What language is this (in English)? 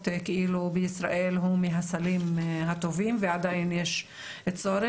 Hebrew